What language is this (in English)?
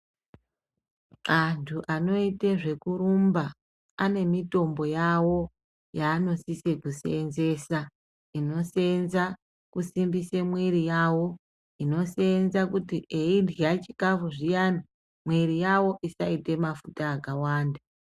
Ndau